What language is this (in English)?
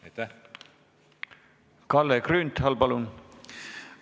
Estonian